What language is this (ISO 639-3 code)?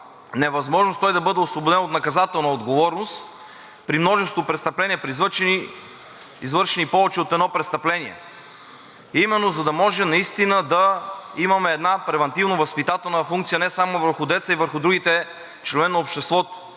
bul